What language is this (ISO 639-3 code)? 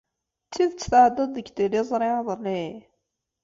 kab